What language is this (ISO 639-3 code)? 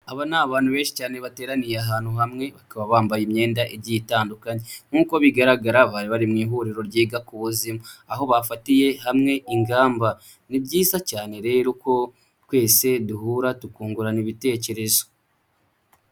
kin